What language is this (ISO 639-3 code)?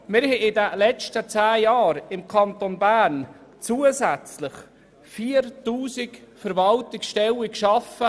gsw